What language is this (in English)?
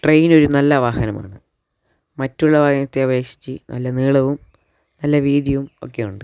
Malayalam